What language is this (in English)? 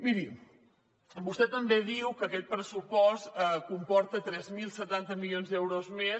Catalan